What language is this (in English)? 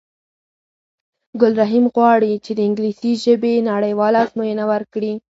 Pashto